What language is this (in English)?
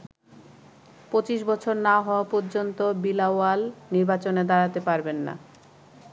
Bangla